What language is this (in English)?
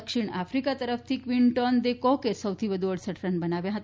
Gujarati